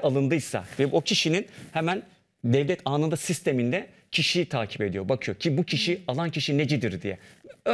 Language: Turkish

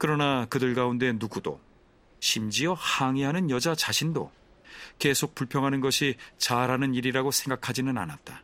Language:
Korean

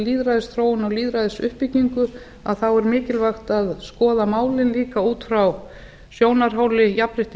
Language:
Icelandic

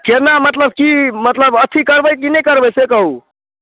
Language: Maithili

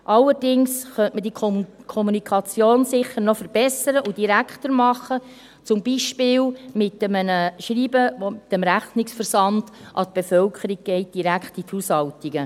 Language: Swiss German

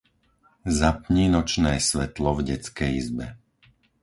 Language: Slovak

